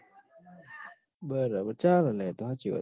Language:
Gujarati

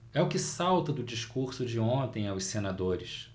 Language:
Portuguese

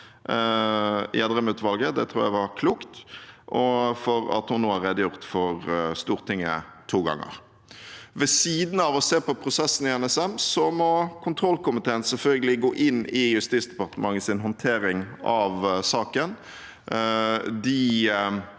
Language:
Norwegian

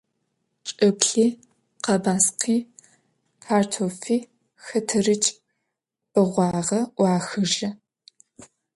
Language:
Adyghe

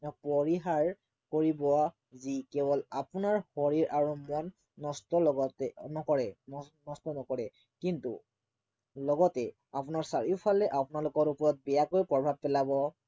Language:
Assamese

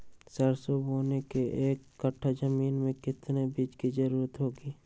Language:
Magahi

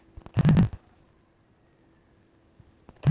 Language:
Kannada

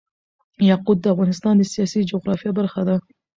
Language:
Pashto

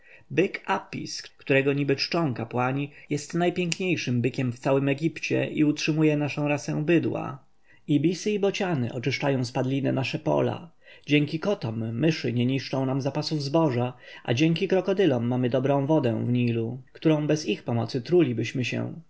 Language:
Polish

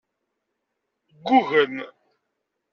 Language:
Kabyle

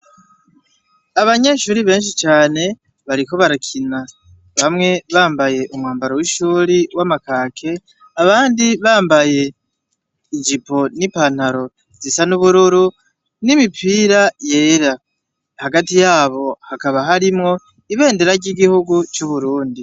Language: Rundi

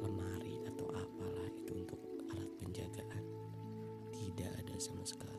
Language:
Indonesian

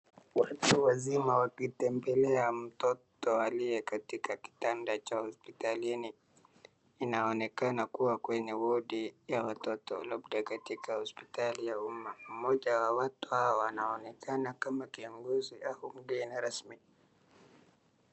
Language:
Swahili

